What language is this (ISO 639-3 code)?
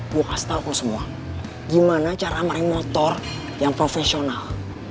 ind